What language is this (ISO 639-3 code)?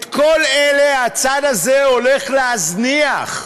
heb